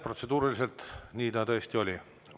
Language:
Estonian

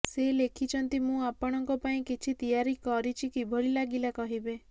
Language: Odia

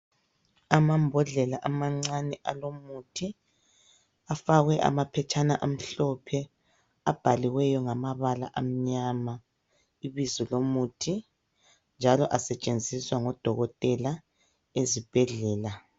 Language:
North Ndebele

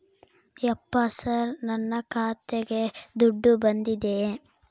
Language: Kannada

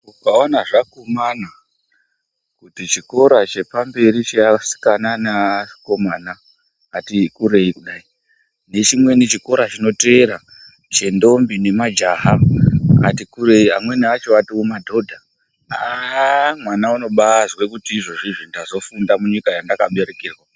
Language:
Ndau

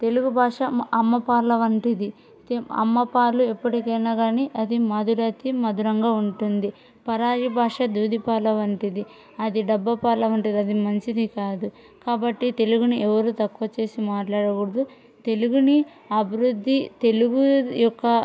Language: Telugu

